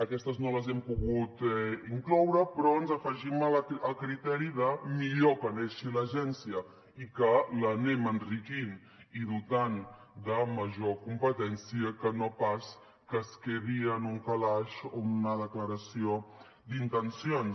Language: Catalan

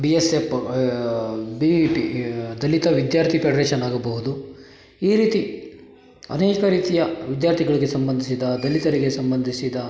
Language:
Kannada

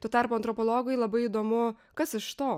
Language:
Lithuanian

